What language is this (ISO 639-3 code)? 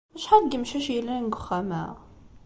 kab